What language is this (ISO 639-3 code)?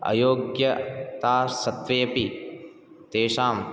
san